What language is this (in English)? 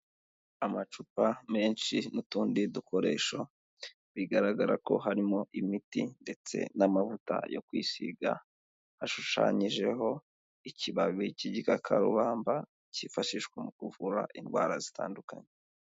Kinyarwanda